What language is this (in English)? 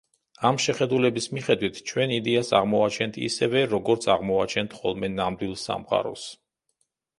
Georgian